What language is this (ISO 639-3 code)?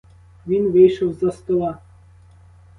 ukr